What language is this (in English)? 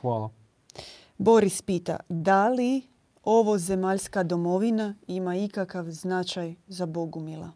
Croatian